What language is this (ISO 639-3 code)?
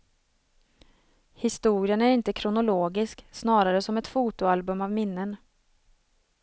swe